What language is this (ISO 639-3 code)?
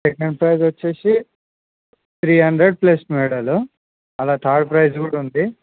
tel